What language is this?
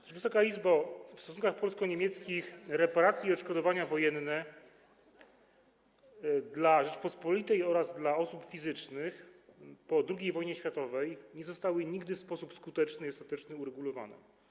Polish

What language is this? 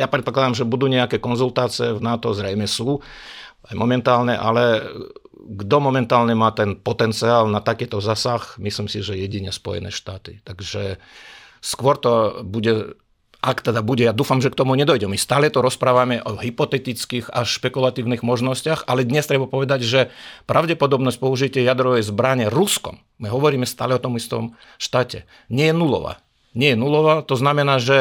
Slovak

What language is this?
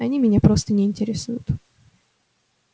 Russian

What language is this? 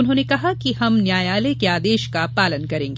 Hindi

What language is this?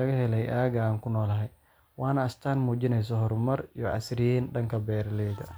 Somali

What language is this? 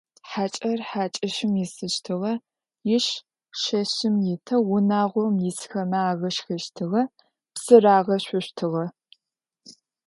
Adyghe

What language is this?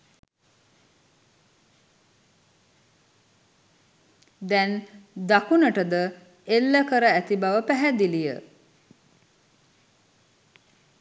Sinhala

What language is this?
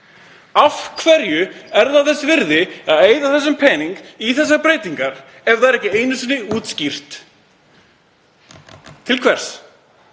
Icelandic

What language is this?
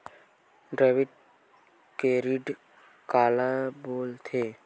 Chhattisgarhi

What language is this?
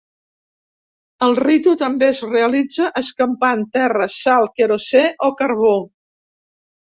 Catalan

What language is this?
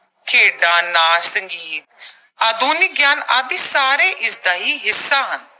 Punjabi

